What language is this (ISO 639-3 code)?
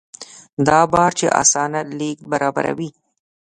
pus